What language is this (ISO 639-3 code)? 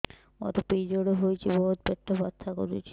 ori